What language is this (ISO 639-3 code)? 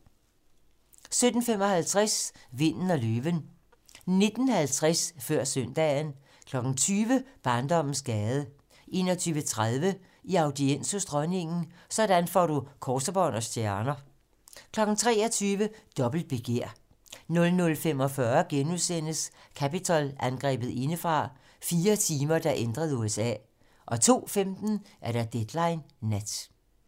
dan